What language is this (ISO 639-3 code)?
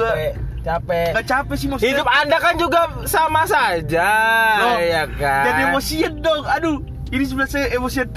ind